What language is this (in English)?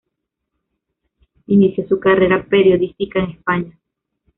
Spanish